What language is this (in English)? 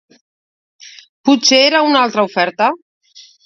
Catalan